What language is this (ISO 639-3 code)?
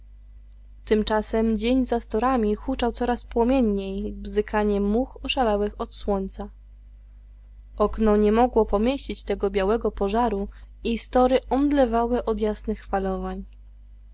pol